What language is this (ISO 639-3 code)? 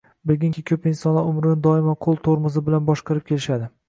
uzb